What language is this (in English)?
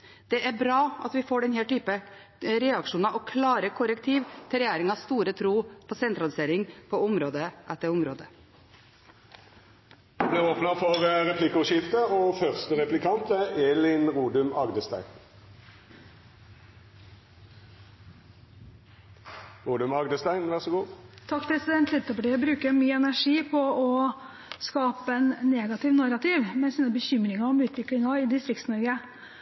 Norwegian